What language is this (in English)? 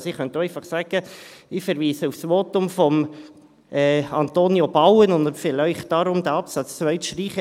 Swiss German